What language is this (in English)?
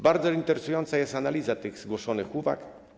Polish